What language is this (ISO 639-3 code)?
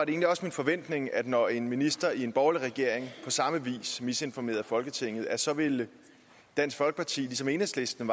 dan